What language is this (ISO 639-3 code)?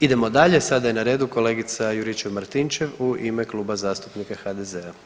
hrv